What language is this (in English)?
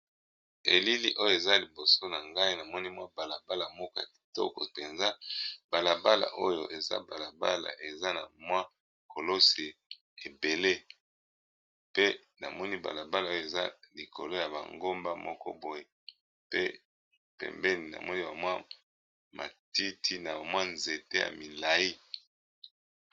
Lingala